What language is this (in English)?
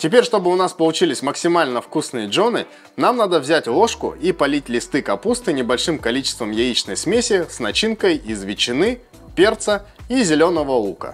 Russian